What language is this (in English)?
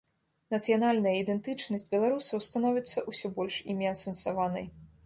Belarusian